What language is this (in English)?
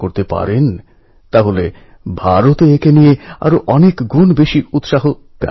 Bangla